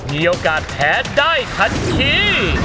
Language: Thai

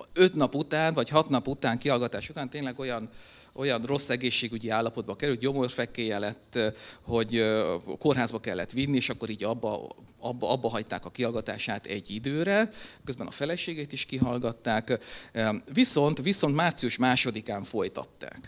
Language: Hungarian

